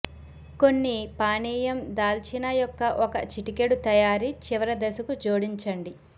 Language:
Telugu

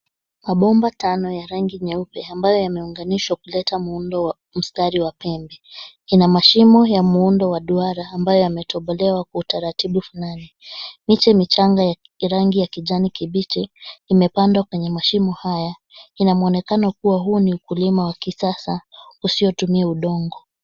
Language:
Swahili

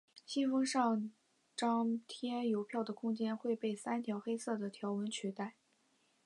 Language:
Chinese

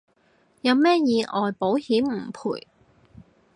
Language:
Cantonese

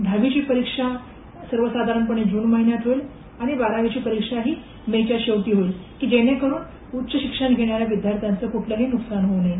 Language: Marathi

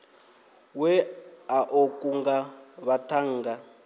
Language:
Venda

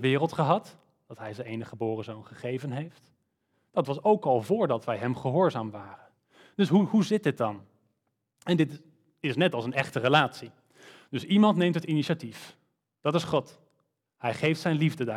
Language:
Dutch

